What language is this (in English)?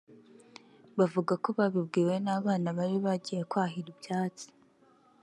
Kinyarwanda